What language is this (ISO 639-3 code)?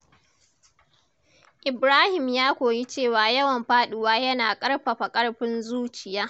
hau